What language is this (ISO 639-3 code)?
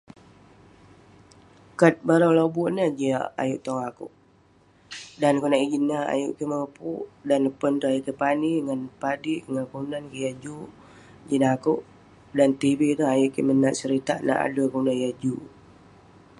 pne